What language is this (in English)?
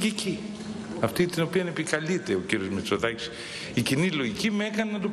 Greek